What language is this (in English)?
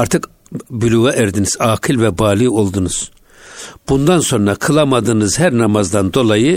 Turkish